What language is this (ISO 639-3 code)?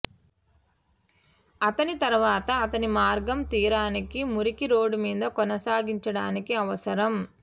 tel